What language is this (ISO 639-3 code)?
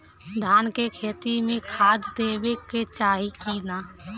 bho